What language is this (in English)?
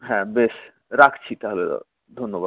Bangla